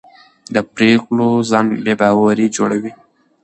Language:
Pashto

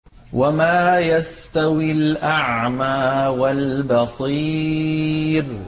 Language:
Arabic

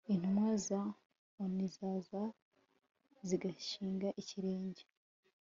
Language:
Kinyarwanda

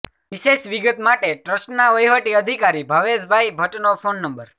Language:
Gujarati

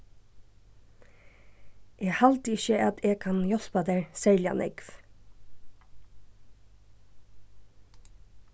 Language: Faroese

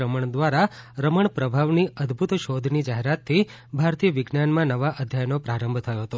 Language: Gujarati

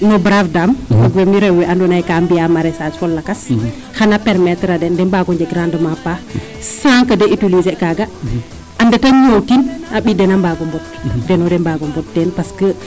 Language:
Serer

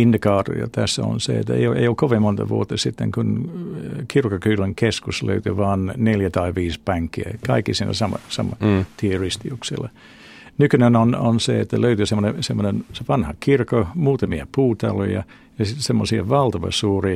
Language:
Finnish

